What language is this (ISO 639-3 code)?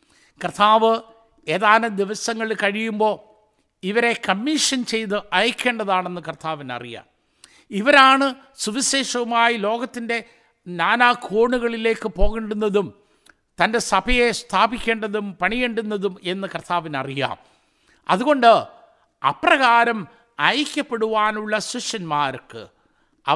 mal